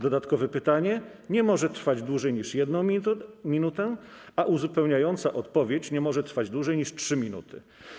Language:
Polish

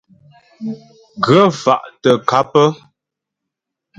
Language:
Ghomala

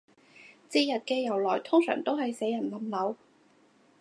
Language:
Cantonese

